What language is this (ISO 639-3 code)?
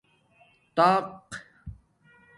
dmk